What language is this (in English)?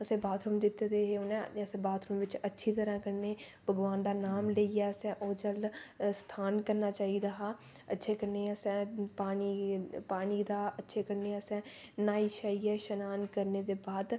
Dogri